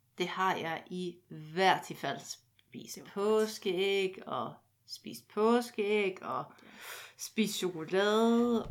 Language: Danish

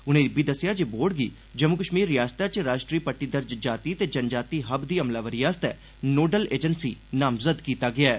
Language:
Dogri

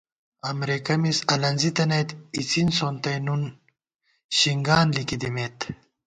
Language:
Gawar-Bati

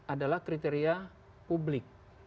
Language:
Indonesian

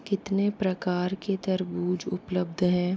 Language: Hindi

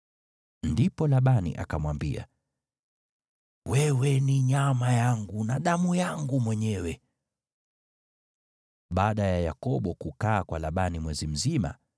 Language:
Swahili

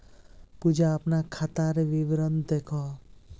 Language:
Magahi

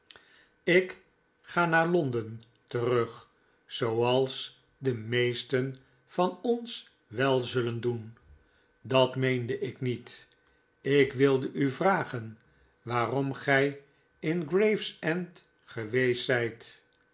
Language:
Dutch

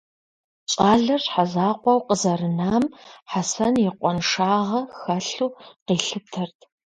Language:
Kabardian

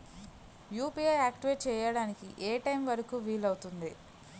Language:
Telugu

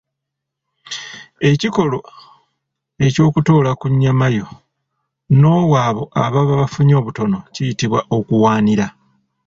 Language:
Ganda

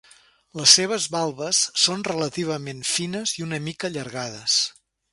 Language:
Catalan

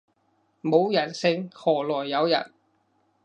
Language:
Cantonese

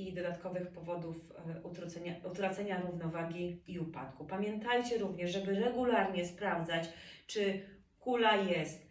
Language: Polish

